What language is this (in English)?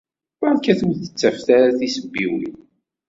Kabyle